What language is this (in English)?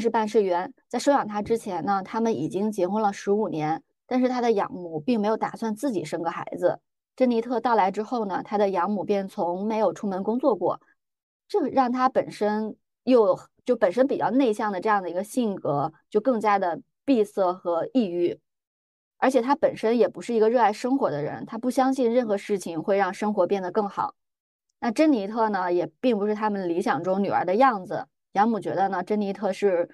Chinese